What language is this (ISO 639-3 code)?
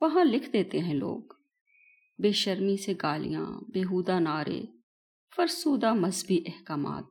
urd